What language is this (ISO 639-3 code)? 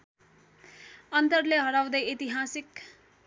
nep